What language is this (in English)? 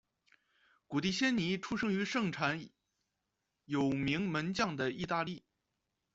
Chinese